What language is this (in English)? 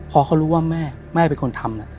Thai